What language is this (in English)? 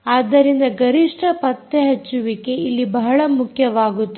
Kannada